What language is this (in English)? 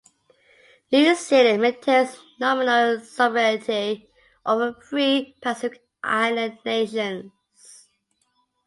English